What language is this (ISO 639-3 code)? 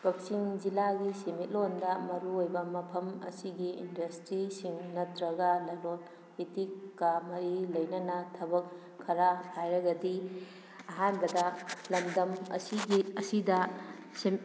mni